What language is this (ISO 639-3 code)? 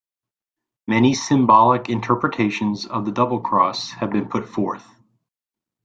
eng